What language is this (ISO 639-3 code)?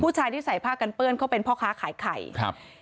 tha